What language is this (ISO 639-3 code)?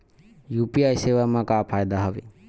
hne